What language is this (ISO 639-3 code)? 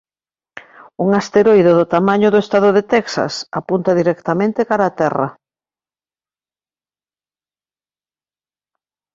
glg